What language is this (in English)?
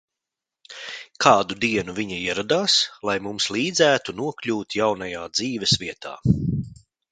Latvian